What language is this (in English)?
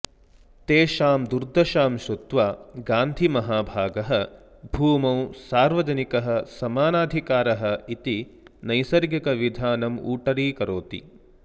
Sanskrit